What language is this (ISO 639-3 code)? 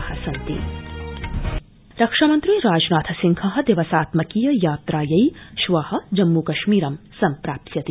san